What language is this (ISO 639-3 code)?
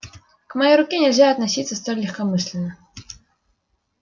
rus